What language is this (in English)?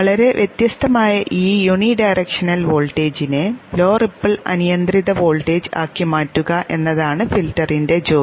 Malayalam